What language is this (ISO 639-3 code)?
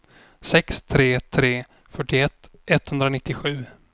swe